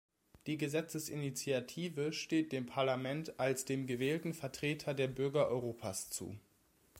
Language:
German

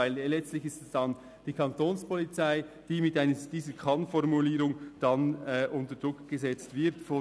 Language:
Swiss German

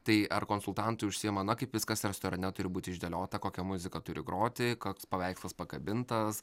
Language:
Lithuanian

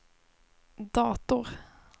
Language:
Swedish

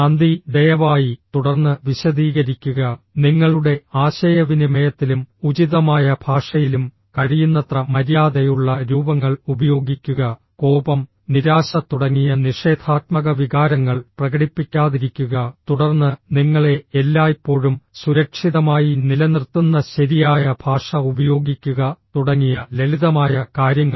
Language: Malayalam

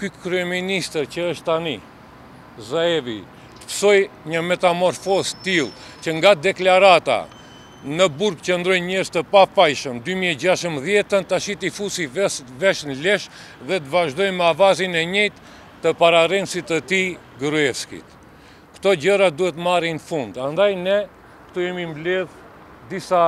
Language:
Romanian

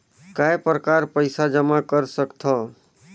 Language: Chhattisgarhi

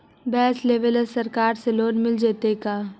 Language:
Magahi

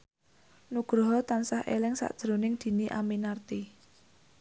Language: Javanese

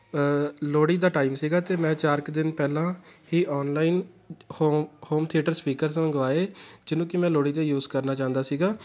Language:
Punjabi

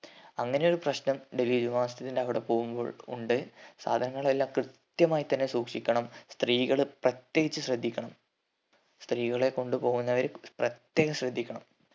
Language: Malayalam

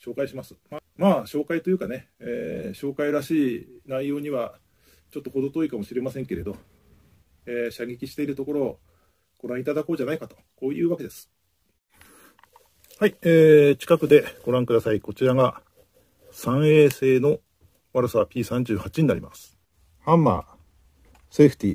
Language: Japanese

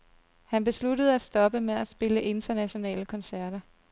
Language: Danish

